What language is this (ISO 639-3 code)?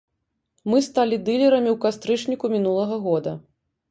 bel